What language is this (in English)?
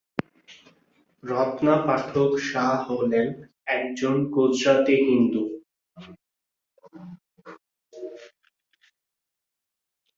Bangla